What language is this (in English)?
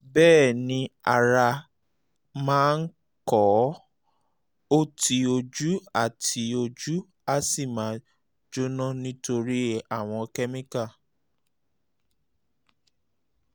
Yoruba